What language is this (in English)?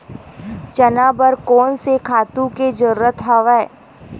Chhattisgarhi